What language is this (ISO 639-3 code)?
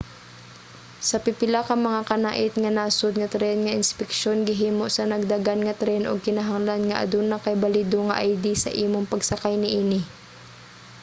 ceb